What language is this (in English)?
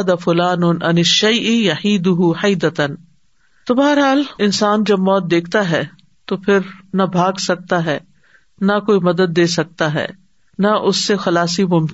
Urdu